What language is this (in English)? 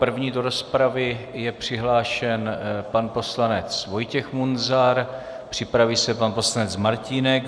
Czech